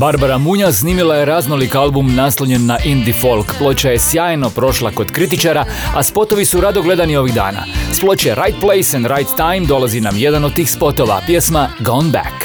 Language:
Croatian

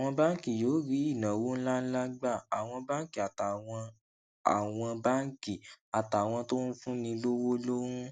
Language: Yoruba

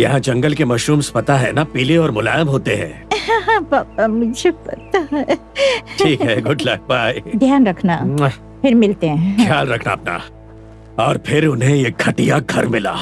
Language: Hindi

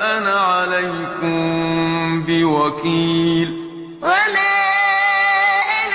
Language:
Arabic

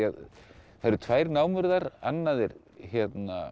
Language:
Icelandic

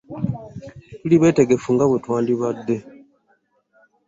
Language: Ganda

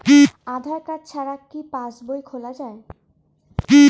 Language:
Bangla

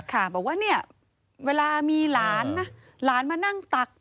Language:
Thai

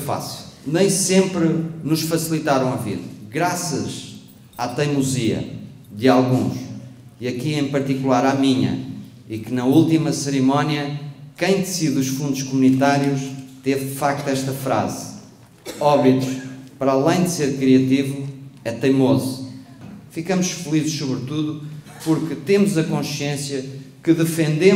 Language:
Portuguese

